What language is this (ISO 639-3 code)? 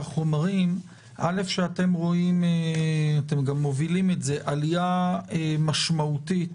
heb